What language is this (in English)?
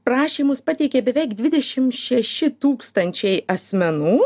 Lithuanian